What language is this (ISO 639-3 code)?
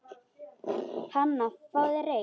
isl